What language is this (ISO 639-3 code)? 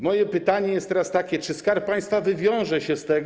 pol